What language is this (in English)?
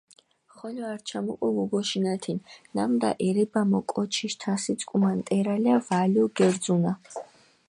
Mingrelian